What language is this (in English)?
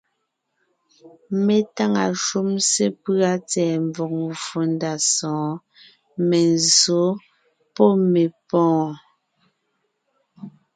Ngiemboon